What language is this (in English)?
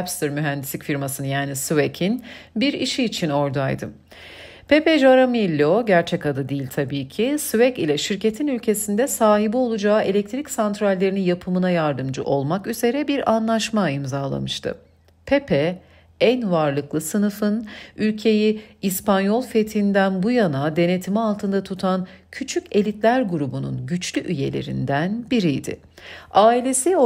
Turkish